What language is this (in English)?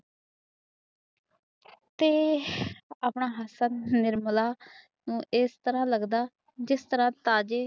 Punjabi